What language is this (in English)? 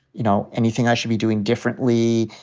English